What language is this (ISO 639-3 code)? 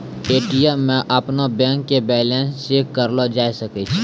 mai